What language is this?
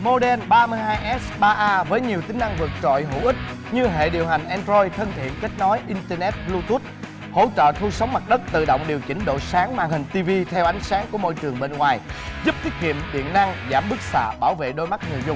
Vietnamese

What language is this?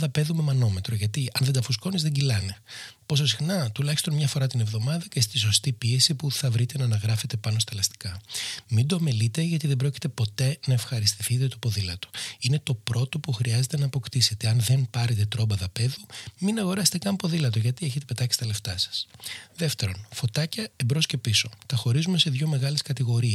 Greek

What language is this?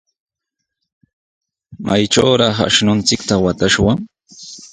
Sihuas Ancash Quechua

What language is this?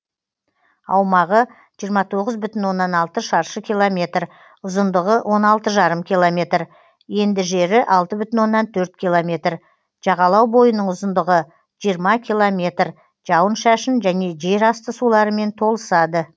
Kazakh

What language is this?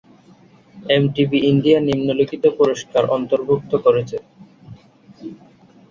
Bangla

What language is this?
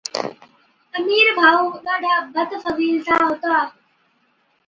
Od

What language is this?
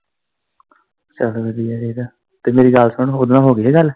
Punjabi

